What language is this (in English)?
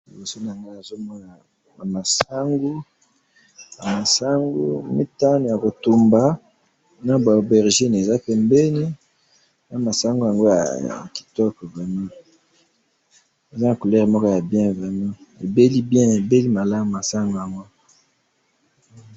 Lingala